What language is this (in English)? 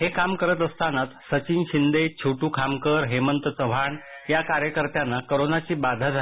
Marathi